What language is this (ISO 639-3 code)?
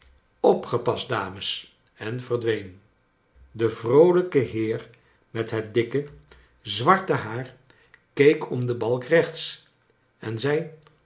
nld